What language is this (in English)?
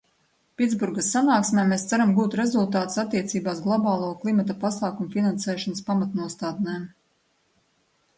Latvian